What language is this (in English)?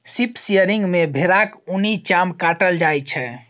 Maithili